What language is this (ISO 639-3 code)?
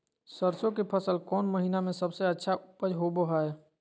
mag